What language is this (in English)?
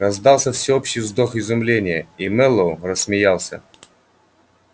Russian